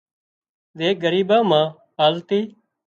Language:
Wadiyara Koli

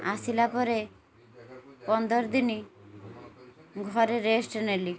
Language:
Odia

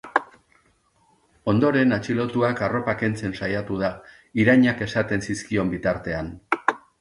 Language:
Basque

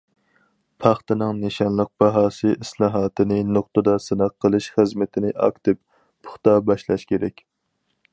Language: Uyghur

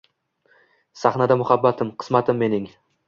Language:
Uzbek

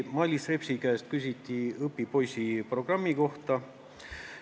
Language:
Estonian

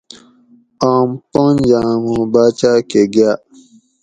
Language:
Gawri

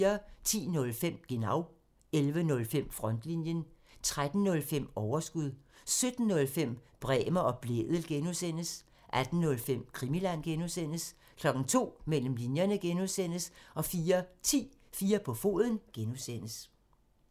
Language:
Danish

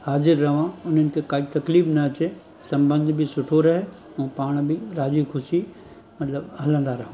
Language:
Sindhi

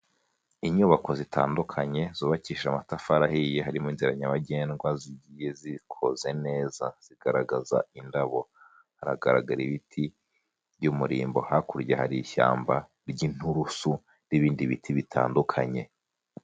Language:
Kinyarwanda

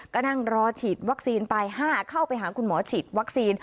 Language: Thai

